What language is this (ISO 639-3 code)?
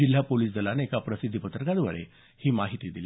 mar